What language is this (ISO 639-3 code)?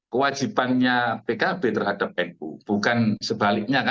ind